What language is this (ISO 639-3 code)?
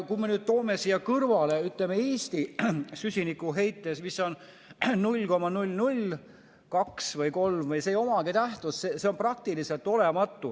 est